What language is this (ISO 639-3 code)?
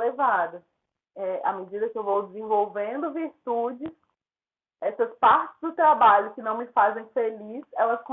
por